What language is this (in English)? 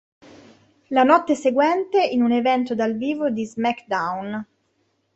Italian